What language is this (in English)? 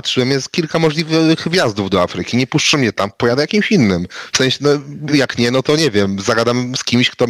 Polish